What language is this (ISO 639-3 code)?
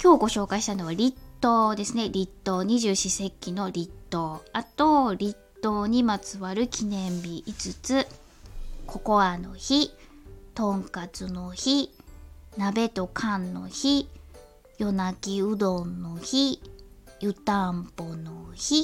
jpn